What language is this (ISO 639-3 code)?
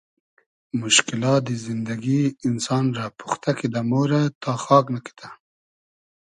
haz